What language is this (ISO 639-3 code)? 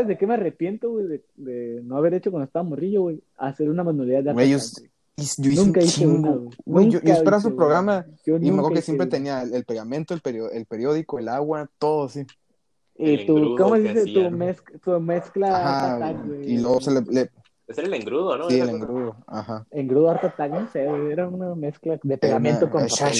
spa